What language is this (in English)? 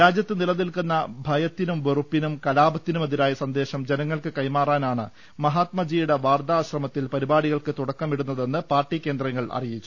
Malayalam